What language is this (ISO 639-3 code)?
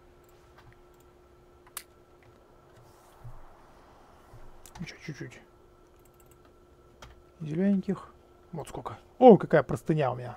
rus